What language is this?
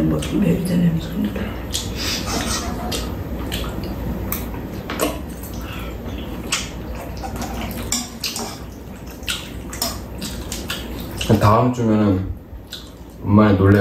Korean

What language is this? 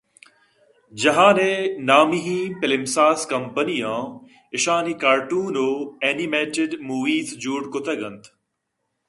Eastern Balochi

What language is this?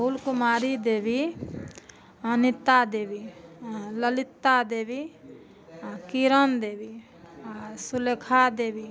Maithili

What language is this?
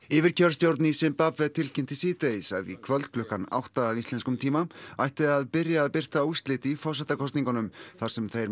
Icelandic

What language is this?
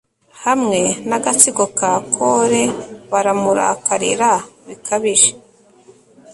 Kinyarwanda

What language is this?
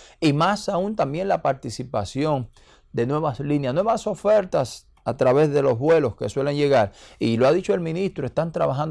Spanish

